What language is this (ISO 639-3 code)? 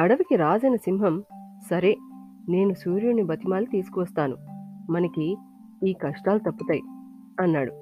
tel